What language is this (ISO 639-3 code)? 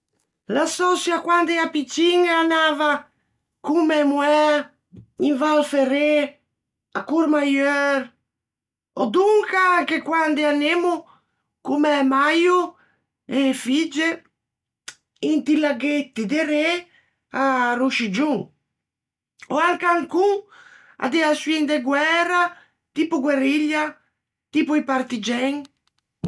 lij